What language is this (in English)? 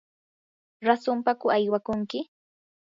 Yanahuanca Pasco Quechua